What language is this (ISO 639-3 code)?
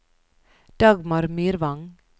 nor